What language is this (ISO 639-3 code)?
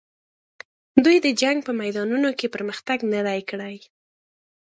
pus